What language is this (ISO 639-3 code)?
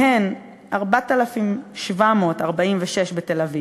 heb